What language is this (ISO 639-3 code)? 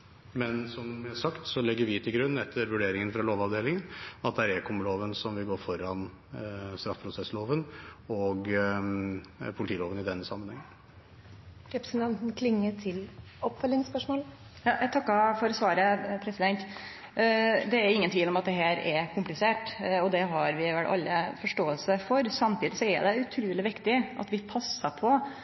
nor